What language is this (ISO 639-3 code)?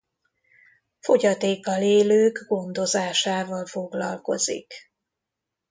hun